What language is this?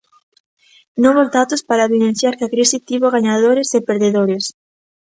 Galician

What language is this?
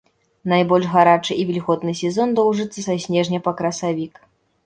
Belarusian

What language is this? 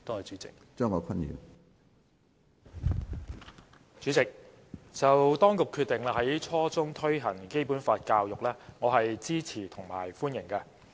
Cantonese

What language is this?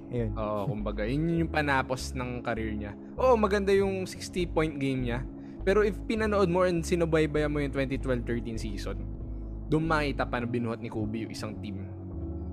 Filipino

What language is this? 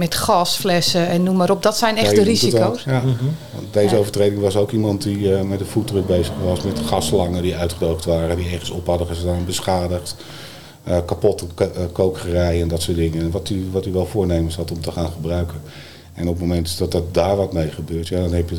Dutch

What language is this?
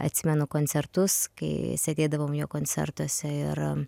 Lithuanian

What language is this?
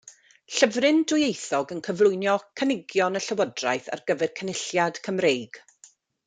Welsh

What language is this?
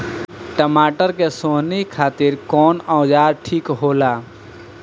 Bhojpuri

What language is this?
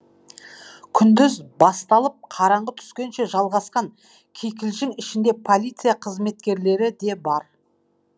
Kazakh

